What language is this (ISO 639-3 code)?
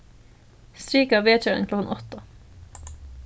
fao